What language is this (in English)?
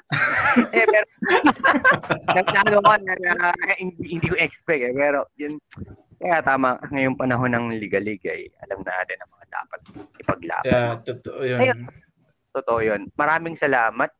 Filipino